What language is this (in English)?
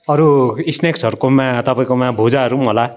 Nepali